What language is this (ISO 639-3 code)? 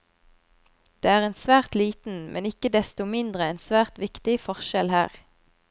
nor